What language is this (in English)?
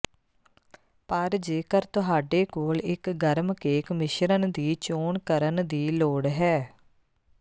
Punjabi